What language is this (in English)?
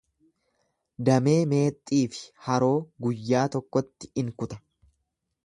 Oromo